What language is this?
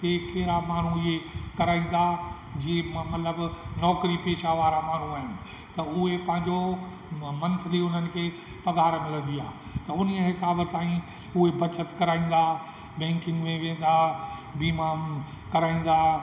Sindhi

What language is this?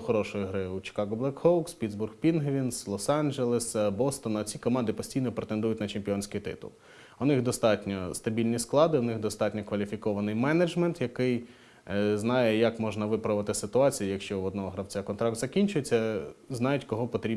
Ukrainian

